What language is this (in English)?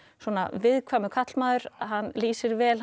Icelandic